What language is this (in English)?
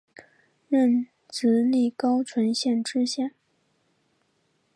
Chinese